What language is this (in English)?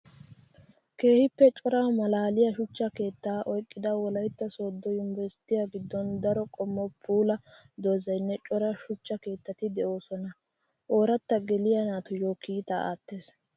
Wolaytta